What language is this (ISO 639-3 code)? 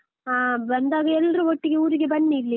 kan